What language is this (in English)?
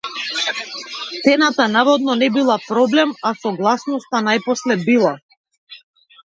Macedonian